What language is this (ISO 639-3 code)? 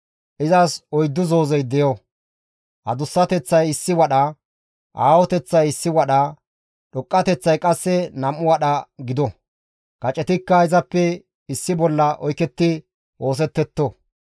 gmv